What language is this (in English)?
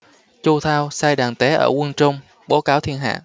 Vietnamese